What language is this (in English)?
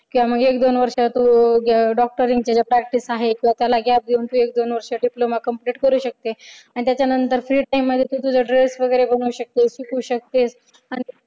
Marathi